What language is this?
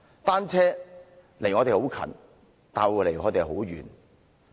Cantonese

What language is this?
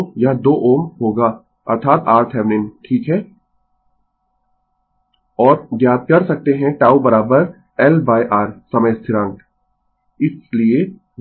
Hindi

